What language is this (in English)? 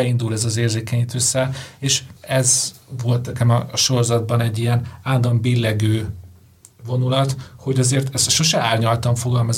Hungarian